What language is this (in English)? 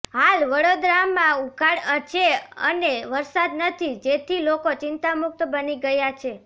Gujarati